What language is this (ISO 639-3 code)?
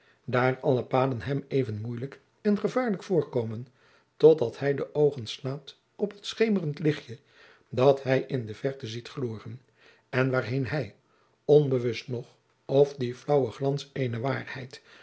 nld